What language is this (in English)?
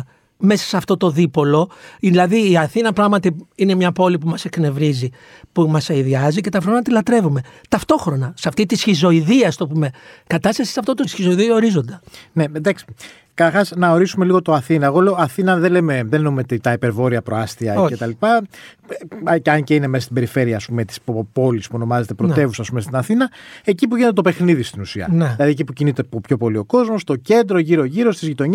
Greek